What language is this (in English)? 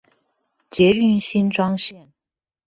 Chinese